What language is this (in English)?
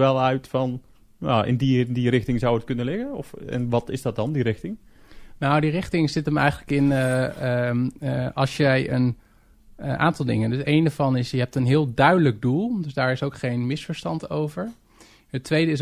Dutch